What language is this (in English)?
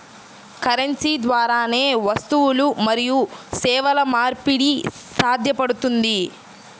Telugu